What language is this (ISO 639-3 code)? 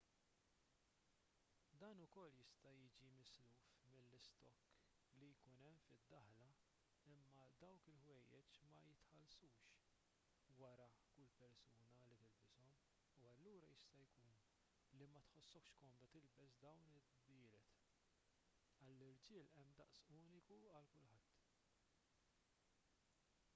mlt